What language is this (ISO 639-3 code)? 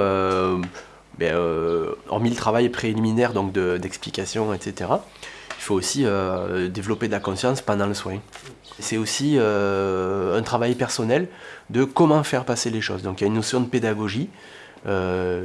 fra